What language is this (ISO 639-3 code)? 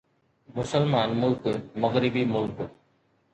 snd